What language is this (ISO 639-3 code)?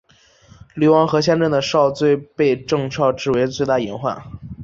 zho